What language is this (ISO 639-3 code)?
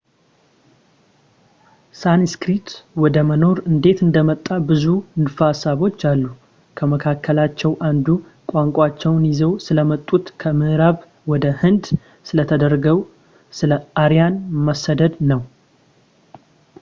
amh